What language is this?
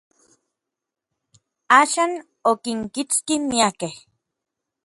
Orizaba Nahuatl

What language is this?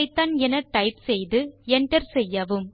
Tamil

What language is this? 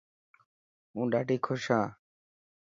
Dhatki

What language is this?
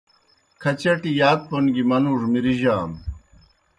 Kohistani Shina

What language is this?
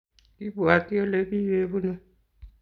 Kalenjin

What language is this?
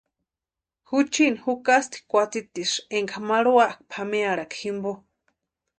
Western Highland Purepecha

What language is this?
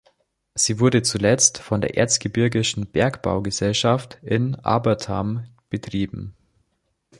German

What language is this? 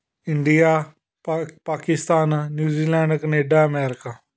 Punjabi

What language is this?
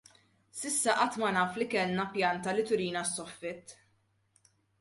Maltese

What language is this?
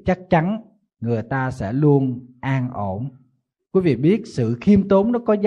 Vietnamese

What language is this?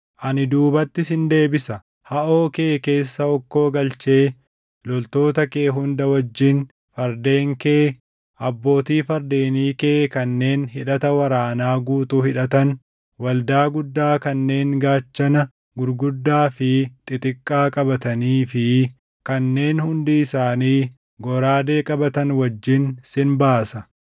Oromo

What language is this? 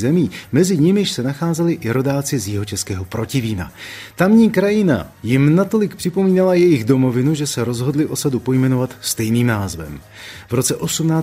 Czech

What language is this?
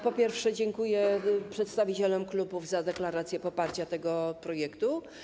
Polish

